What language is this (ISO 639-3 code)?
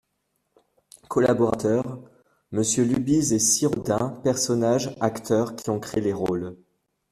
fra